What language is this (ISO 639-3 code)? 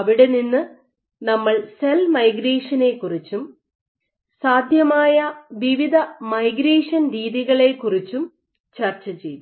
mal